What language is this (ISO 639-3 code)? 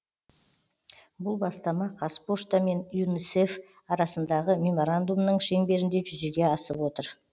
kaz